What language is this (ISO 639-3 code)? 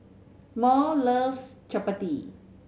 eng